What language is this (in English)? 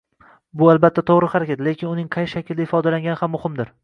Uzbek